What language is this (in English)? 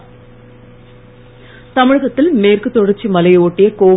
Tamil